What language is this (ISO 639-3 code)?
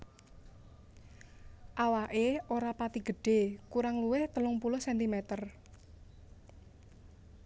jav